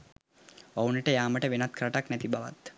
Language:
Sinhala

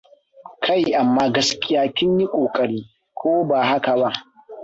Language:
Hausa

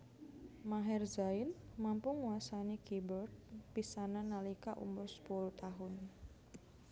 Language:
Javanese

